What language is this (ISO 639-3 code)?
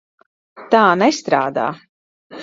lav